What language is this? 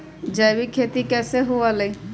Magahi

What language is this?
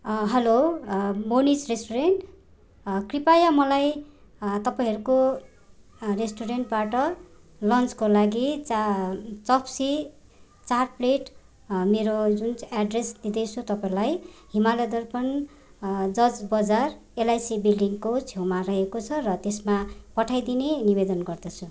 Nepali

